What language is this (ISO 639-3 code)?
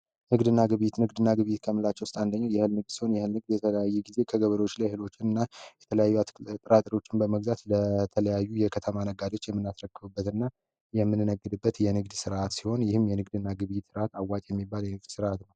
amh